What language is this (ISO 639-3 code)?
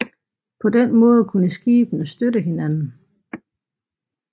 dan